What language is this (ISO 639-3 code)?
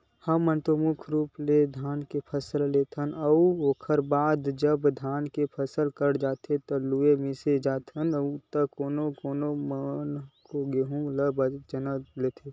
hne